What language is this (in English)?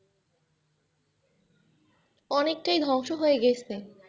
Bangla